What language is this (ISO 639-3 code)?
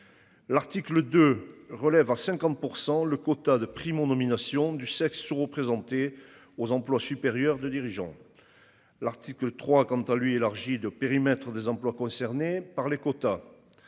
fra